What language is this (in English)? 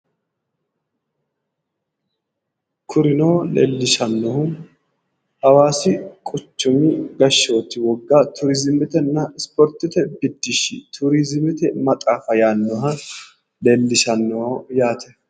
Sidamo